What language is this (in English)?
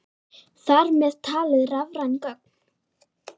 Icelandic